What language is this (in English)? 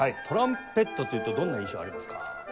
Japanese